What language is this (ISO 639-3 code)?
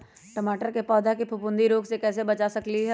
mag